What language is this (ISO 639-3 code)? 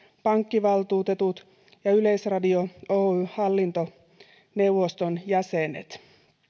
fin